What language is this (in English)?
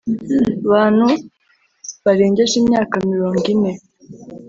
Kinyarwanda